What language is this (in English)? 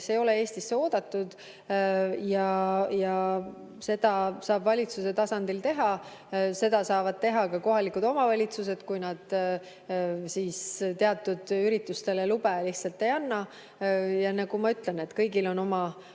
Estonian